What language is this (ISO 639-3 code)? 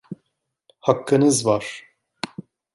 tur